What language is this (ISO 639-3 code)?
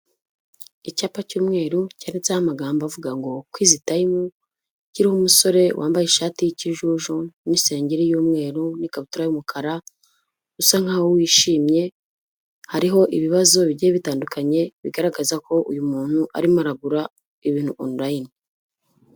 kin